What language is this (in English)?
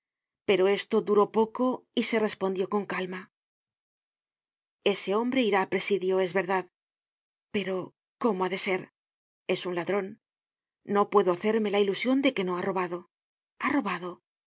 Spanish